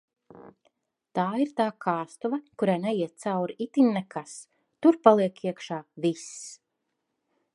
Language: Latvian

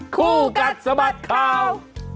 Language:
Thai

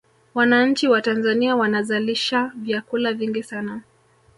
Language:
Swahili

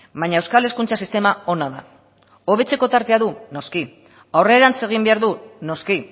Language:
Basque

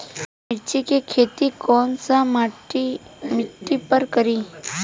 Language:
Bhojpuri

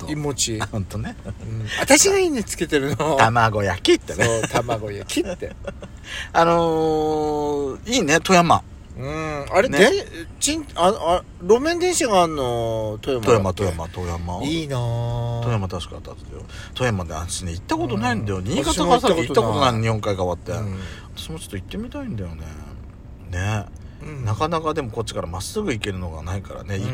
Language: Japanese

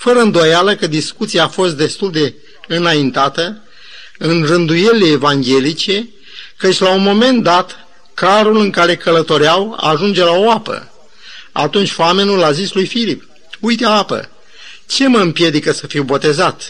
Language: Romanian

